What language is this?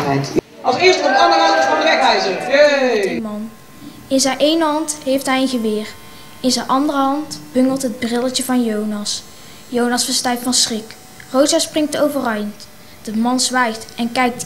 Dutch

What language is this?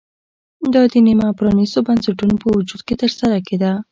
Pashto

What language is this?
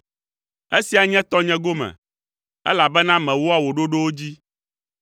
Ewe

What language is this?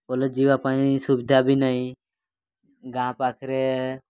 Odia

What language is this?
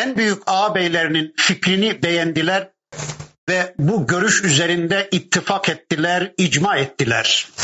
Turkish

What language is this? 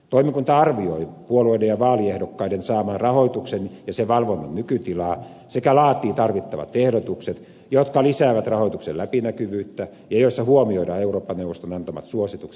Finnish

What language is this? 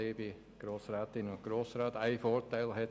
Swiss German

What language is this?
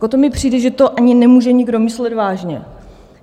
Czech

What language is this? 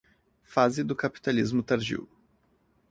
Portuguese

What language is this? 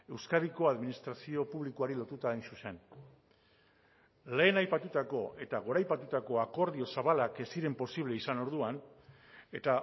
Basque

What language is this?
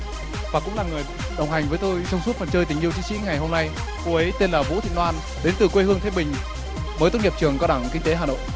Vietnamese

